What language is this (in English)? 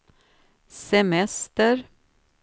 Swedish